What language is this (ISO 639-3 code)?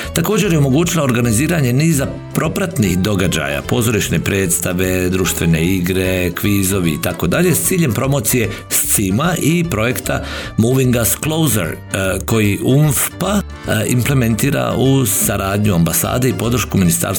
hrv